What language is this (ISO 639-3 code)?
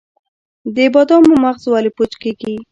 pus